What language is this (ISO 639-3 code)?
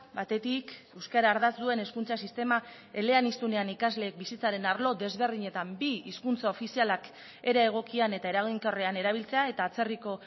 eus